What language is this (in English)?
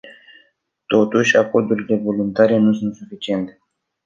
Romanian